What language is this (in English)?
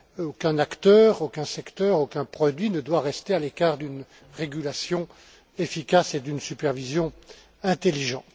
French